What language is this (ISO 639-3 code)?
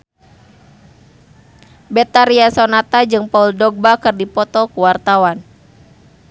sun